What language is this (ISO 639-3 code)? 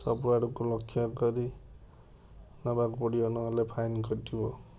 ori